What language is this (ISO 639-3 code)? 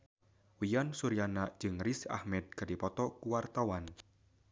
sun